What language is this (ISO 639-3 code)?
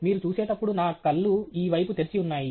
tel